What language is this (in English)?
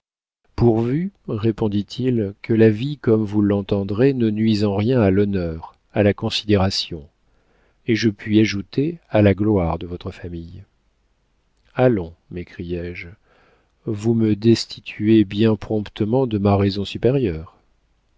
French